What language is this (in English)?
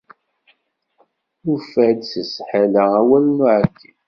Kabyle